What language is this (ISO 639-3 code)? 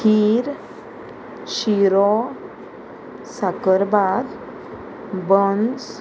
kok